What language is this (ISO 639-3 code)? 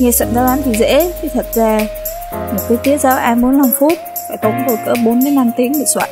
vie